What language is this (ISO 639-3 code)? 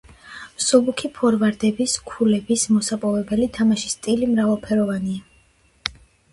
kat